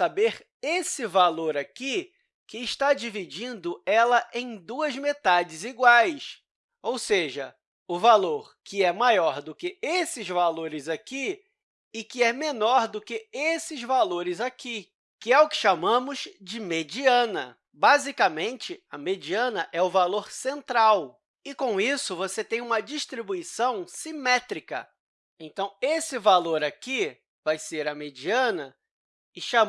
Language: Portuguese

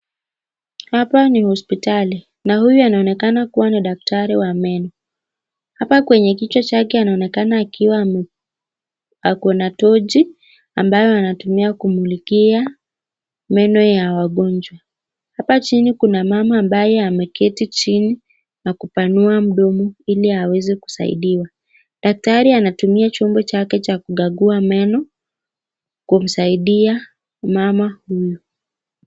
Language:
Swahili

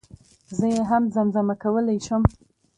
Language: Pashto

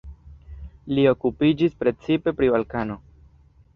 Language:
Esperanto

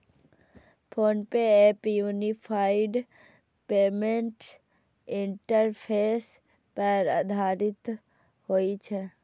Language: Maithili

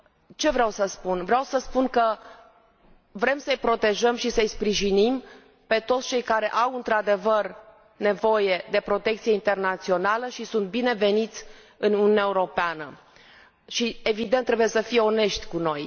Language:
Romanian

